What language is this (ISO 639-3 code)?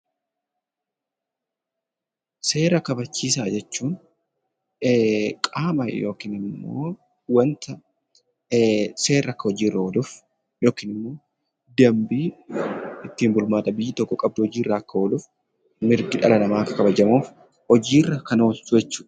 orm